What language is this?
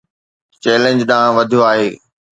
Sindhi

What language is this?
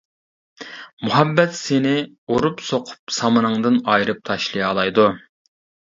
Uyghur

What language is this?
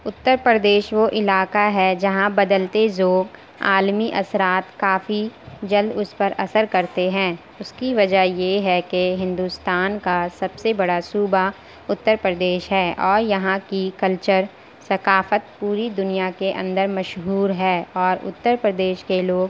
Urdu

